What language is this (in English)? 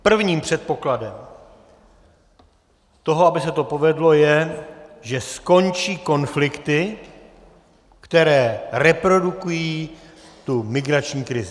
Czech